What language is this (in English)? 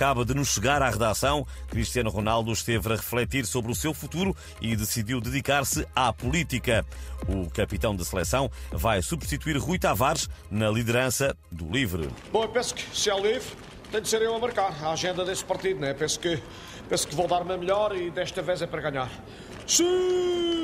Portuguese